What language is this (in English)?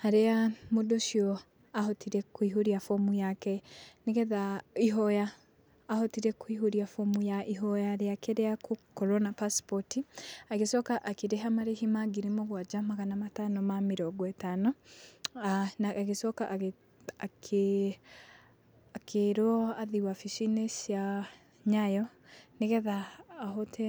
Kikuyu